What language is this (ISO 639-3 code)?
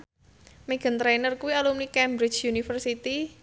jav